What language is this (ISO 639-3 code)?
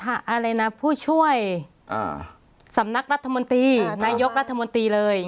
tha